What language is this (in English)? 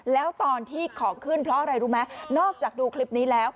Thai